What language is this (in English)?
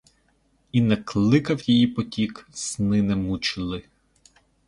Ukrainian